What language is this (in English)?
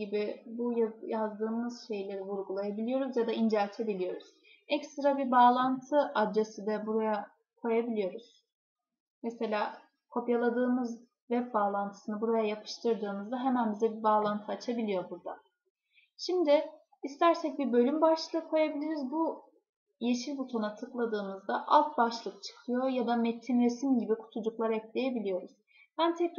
Turkish